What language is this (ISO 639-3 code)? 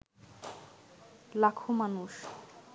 ben